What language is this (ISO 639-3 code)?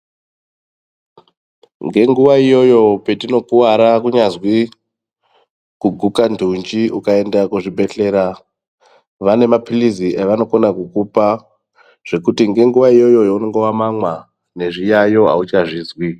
ndc